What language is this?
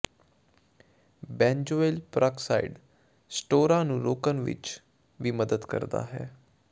Punjabi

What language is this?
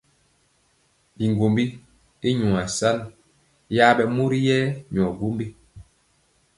Mpiemo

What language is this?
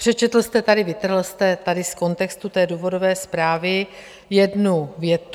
Czech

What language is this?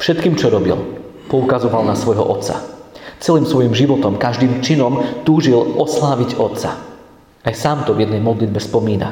Slovak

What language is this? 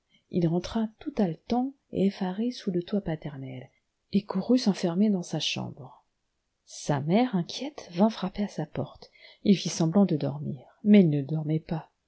French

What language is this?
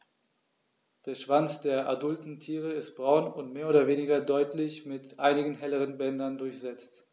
German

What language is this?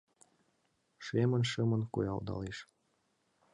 Mari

